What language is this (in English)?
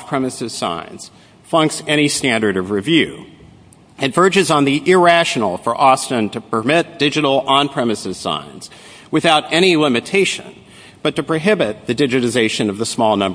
English